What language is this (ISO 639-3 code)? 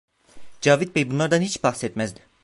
tur